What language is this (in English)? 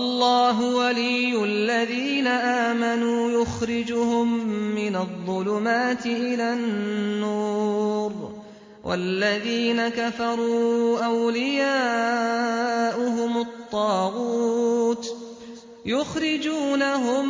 Arabic